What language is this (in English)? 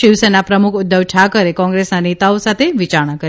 Gujarati